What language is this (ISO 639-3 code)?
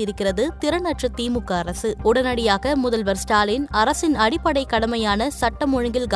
tam